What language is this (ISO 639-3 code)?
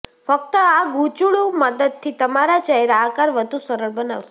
guj